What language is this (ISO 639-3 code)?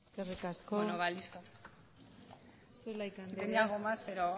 eus